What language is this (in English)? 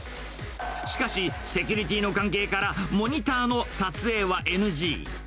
Japanese